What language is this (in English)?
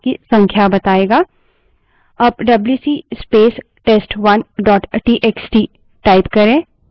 Hindi